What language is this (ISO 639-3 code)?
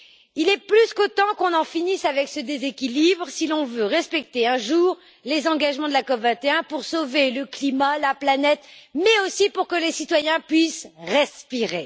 fra